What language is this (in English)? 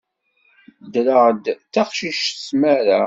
Kabyle